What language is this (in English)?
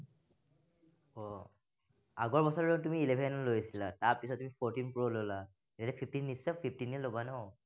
Assamese